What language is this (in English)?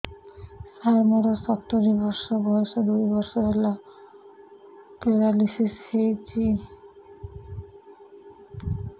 Odia